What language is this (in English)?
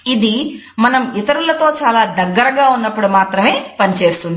Telugu